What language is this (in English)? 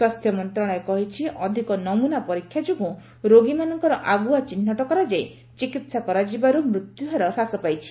Odia